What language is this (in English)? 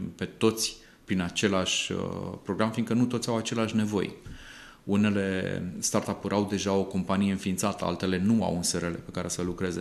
Romanian